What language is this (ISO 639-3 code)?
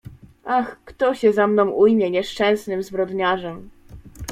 pol